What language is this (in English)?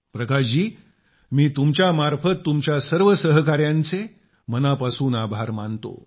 Marathi